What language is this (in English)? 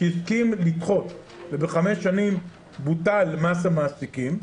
Hebrew